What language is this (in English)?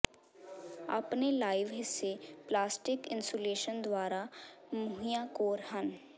Punjabi